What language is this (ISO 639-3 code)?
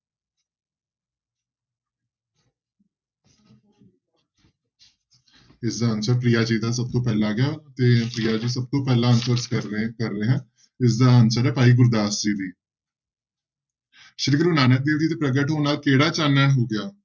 pan